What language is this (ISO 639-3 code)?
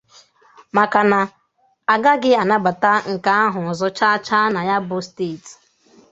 ibo